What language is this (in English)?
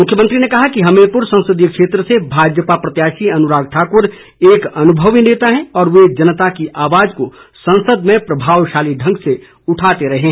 Hindi